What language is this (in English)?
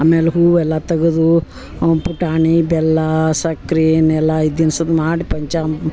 Kannada